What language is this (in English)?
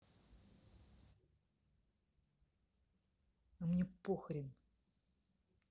Russian